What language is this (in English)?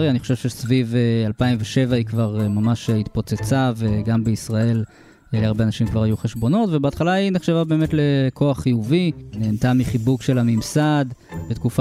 Hebrew